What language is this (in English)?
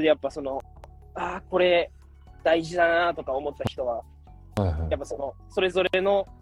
Japanese